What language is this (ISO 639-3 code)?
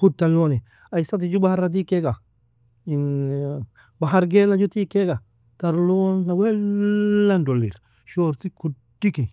fia